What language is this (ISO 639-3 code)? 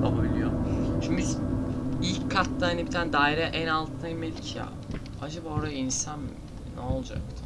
tur